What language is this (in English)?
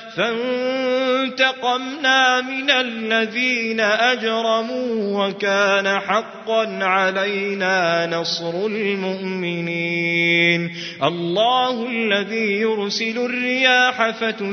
Arabic